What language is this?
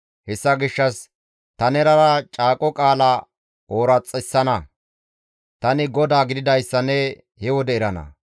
Gamo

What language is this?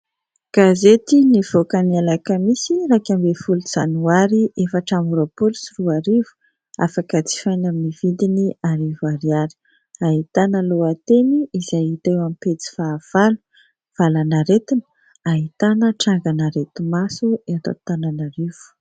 Malagasy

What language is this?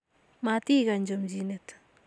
Kalenjin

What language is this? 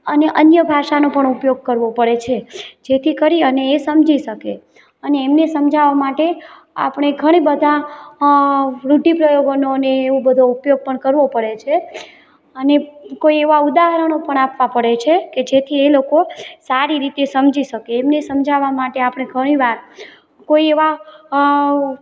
Gujarati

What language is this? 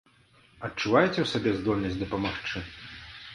Belarusian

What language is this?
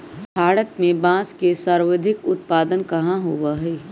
Magahi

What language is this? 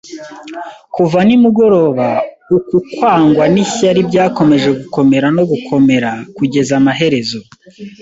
Kinyarwanda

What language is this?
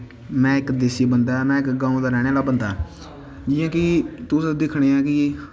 Dogri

